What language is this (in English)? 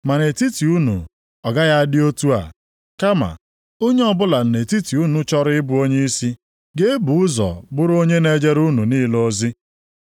Igbo